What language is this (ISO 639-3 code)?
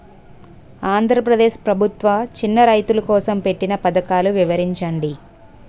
tel